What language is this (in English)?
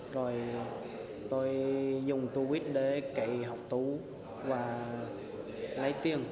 Vietnamese